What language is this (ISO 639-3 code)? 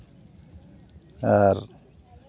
sat